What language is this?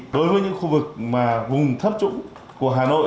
Vietnamese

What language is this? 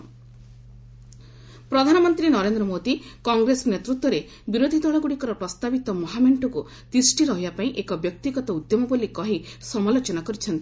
Odia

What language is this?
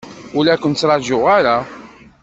Kabyle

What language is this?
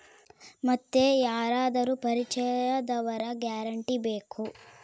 Kannada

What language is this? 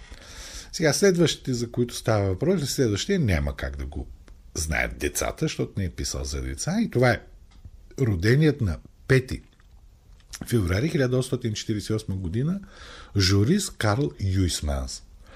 Bulgarian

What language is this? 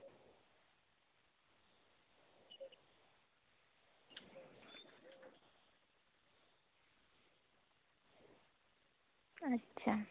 Santali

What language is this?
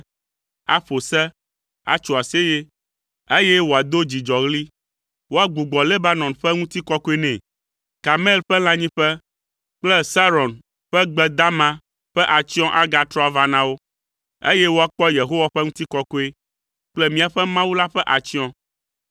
Ewe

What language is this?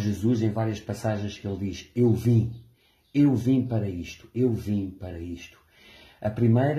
Portuguese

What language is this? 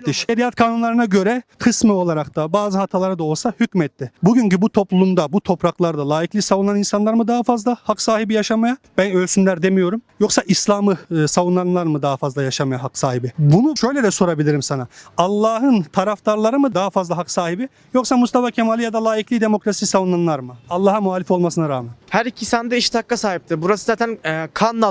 Turkish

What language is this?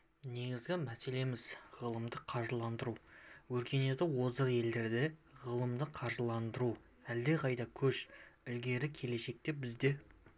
Kazakh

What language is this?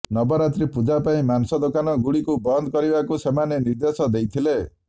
Odia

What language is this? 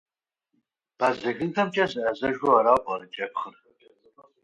Kabardian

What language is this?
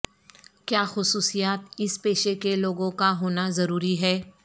Urdu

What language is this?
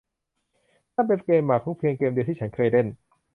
Thai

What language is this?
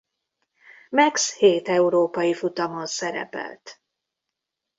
Hungarian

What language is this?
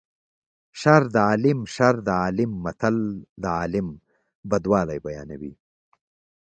Pashto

